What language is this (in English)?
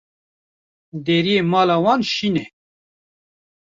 Kurdish